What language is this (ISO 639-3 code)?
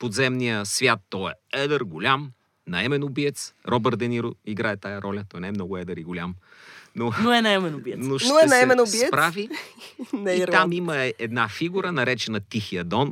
bul